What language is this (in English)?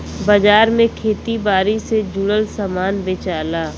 Bhojpuri